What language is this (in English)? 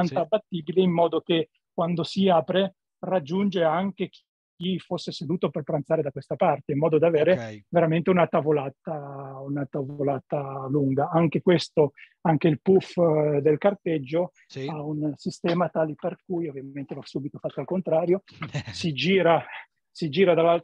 Italian